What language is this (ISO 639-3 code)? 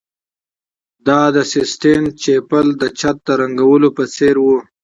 pus